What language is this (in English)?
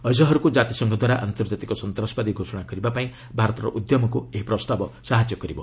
Odia